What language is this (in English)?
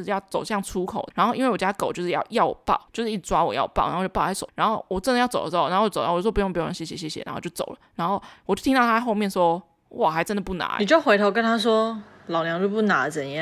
Chinese